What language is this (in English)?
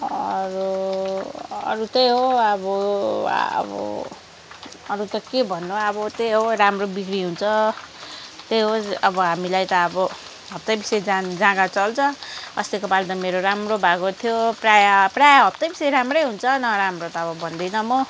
Nepali